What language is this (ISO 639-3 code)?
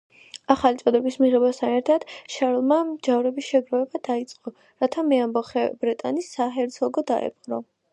kat